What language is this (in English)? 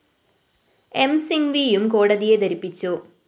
Malayalam